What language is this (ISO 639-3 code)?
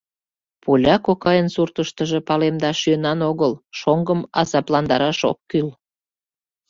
chm